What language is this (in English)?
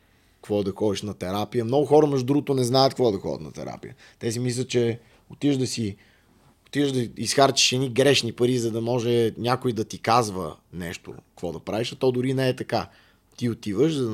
Bulgarian